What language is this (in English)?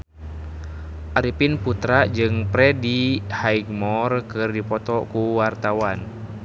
Sundanese